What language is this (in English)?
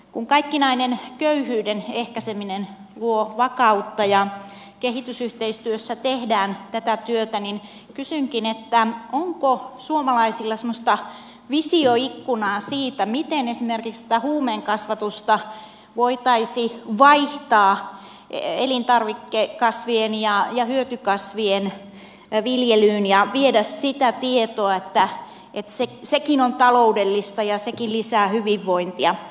Finnish